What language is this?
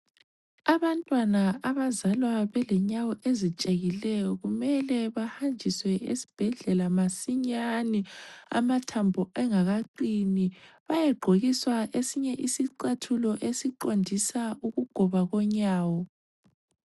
North Ndebele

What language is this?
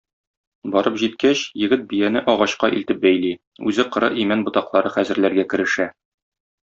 Tatar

